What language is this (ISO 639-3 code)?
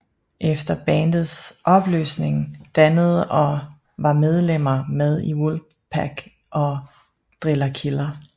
dan